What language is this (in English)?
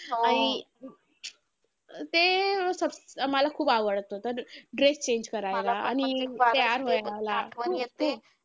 Marathi